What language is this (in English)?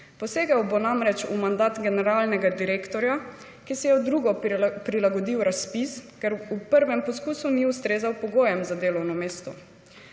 Slovenian